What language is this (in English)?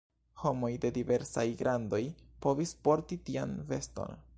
Esperanto